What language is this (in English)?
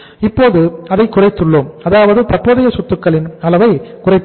Tamil